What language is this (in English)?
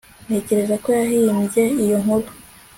Kinyarwanda